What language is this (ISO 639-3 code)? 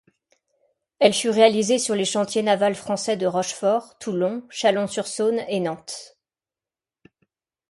fra